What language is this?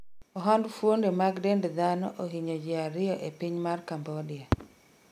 Luo (Kenya and Tanzania)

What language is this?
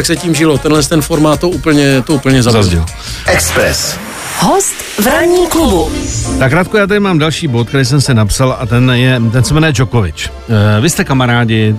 Czech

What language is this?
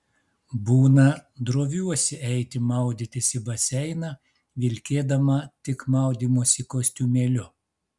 Lithuanian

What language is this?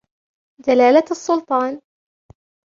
Arabic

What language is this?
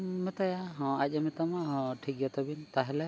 Santali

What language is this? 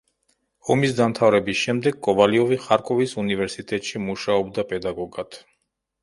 Georgian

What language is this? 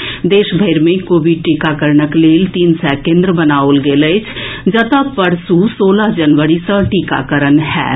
Maithili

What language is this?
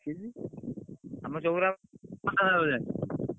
Odia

